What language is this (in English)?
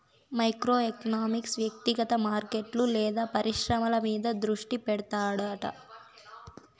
Telugu